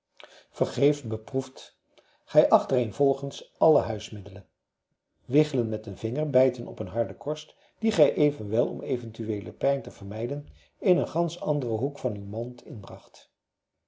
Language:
Dutch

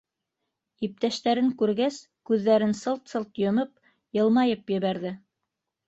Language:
Bashkir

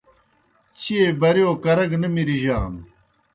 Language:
Kohistani Shina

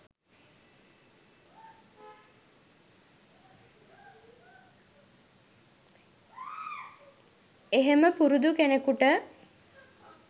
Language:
Sinhala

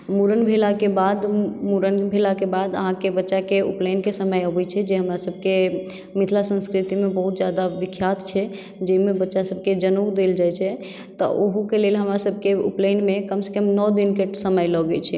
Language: Maithili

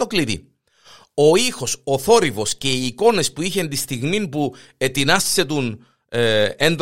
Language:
Greek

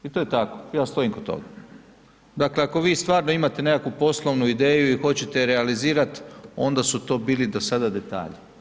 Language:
Croatian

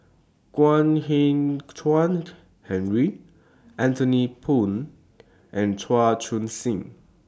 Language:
English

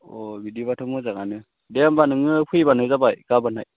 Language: Bodo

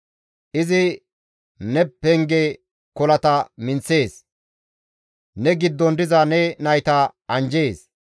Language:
Gamo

